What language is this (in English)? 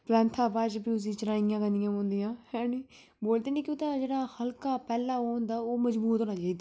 Dogri